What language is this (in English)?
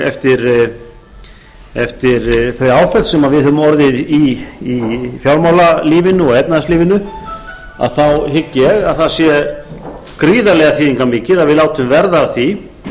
Icelandic